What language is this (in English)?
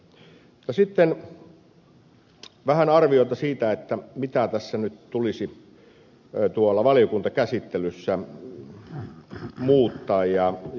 Finnish